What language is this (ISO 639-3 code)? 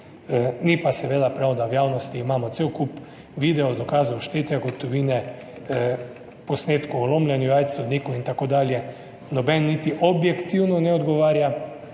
slv